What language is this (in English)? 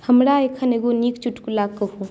Maithili